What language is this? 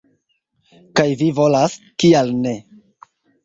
Esperanto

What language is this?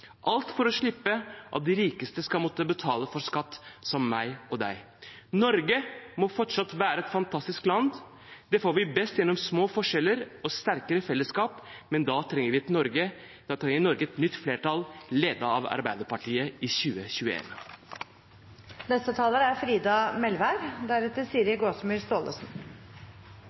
Norwegian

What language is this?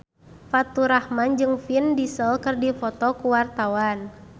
Sundanese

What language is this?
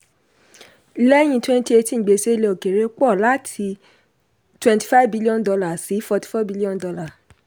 Yoruba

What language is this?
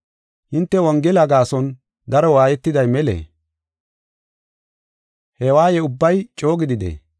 Gofa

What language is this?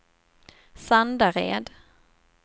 Swedish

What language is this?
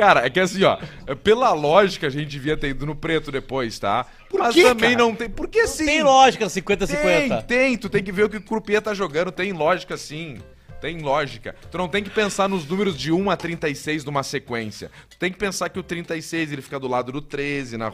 Portuguese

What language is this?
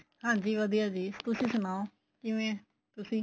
Punjabi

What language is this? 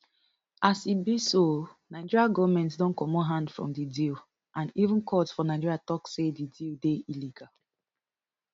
Nigerian Pidgin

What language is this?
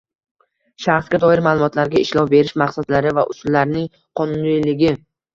Uzbek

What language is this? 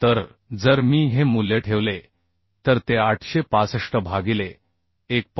Marathi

